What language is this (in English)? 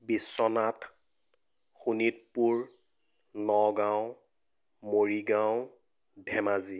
Assamese